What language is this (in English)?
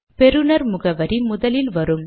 Tamil